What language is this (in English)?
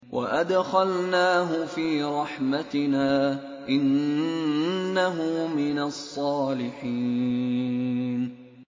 Arabic